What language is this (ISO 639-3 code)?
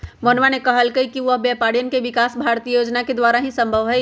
mag